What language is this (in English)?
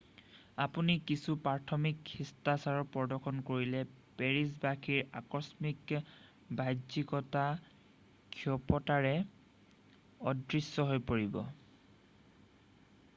Assamese